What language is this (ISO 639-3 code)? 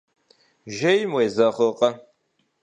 kbd